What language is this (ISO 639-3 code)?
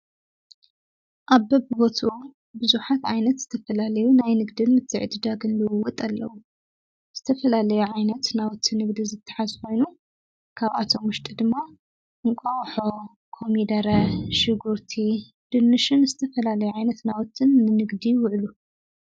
tir